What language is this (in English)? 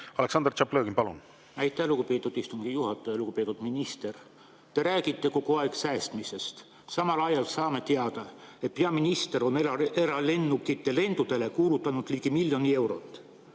Estonian